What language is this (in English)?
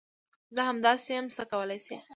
Pashto